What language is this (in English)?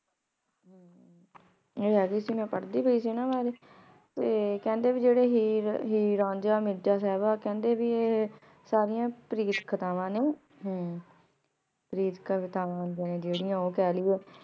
Punjabi